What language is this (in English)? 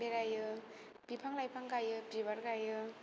Bodo